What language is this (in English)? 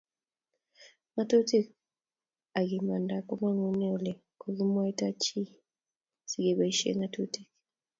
Kalenjin